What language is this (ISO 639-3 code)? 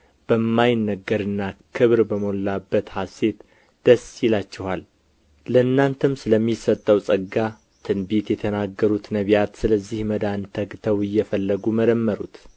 amh